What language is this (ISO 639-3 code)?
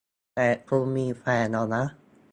tha